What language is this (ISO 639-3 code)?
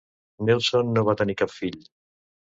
cat